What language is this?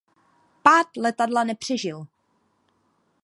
Czech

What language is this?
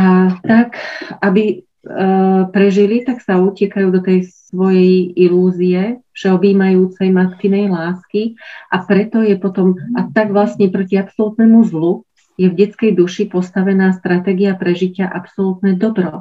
Slovak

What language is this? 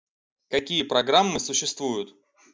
Russian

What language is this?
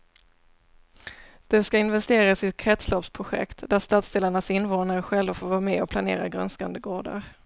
Swedish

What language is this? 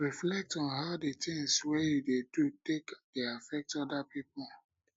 Nigerian Pidgin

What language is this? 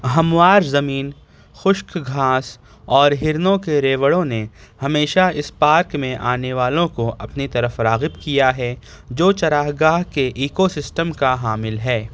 Urdu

